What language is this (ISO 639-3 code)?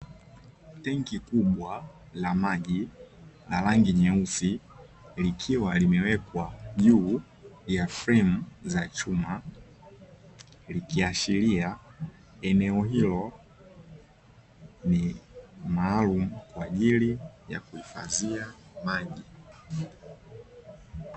swa